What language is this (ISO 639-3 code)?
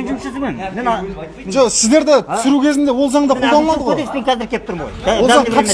kaz